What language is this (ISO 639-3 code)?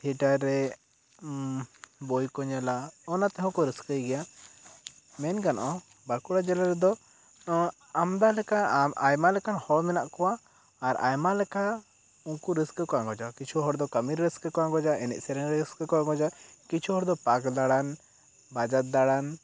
sat